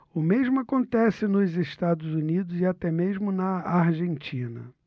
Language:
Portuguese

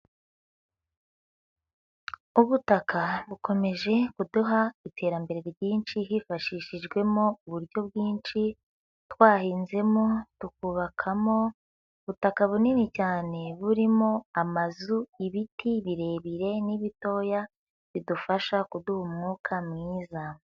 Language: Kinyarwanda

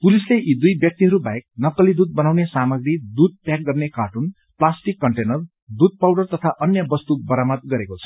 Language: Nepali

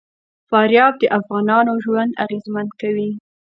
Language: Pashto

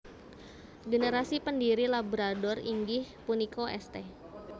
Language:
Javanese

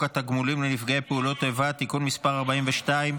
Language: Hebrew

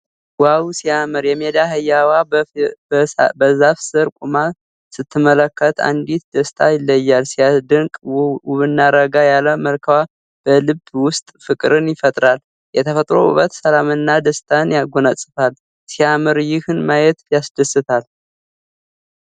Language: Amharic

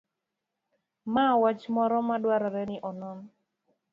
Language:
Luo (Kenya and Tanzania)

